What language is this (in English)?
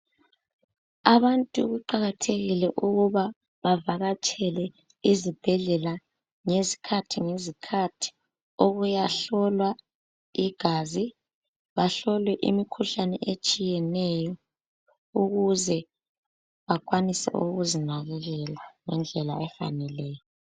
North Ndebele